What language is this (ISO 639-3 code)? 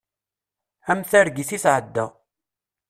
kab